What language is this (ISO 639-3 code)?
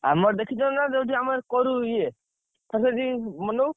ori